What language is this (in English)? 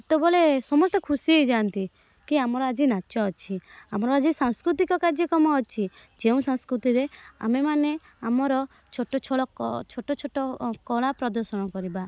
Odia